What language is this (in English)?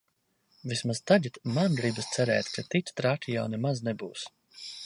Latvian